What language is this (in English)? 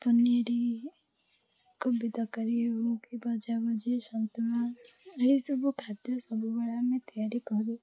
Odia